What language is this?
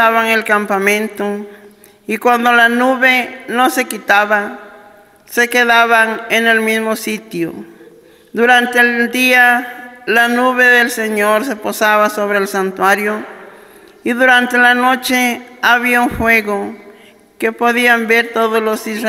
Spanish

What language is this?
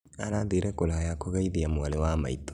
Kikuyu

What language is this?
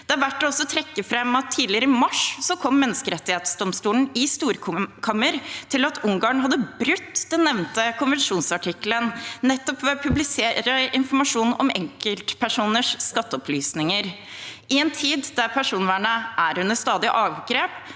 Norwegian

